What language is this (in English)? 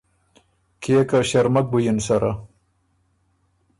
Ormuri